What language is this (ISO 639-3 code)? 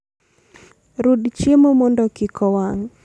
luo